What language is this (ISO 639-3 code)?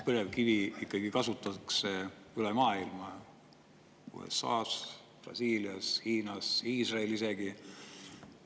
est